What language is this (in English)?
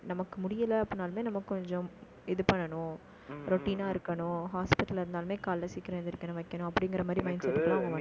Tamil